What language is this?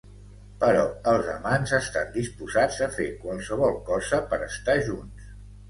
Catalan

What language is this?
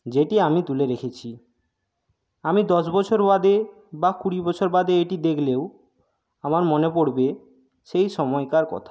Bangla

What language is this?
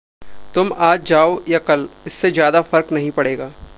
Hindi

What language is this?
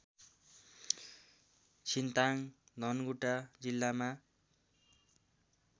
Nepali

